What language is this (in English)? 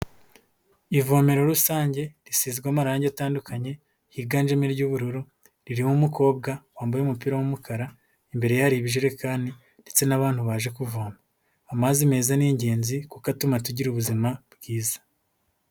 Kinyarwanda